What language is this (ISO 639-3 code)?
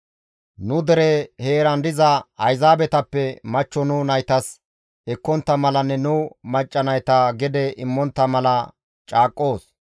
gmv